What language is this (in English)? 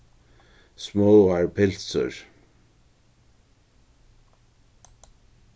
Faroese